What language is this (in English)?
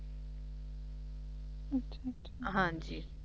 Punjabi